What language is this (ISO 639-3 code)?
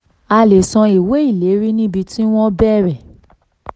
yor